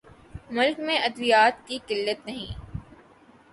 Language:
Urdu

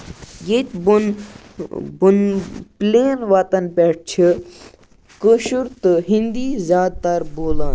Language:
Kashmiri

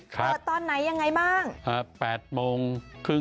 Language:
Thai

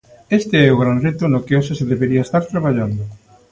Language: Galician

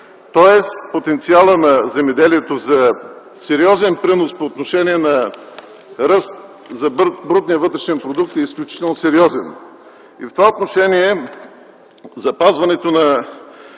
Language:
Bulgarian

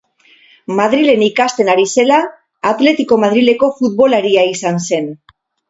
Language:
Basque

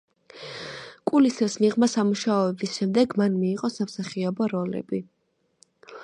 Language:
Georgian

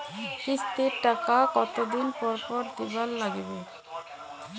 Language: Bangla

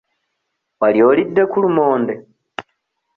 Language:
Ganda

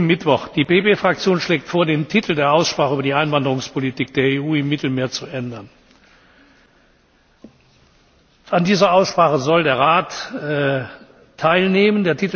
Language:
German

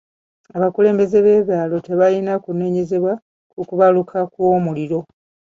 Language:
Ganda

